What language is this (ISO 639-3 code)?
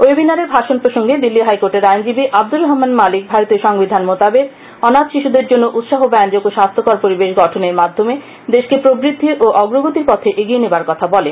ben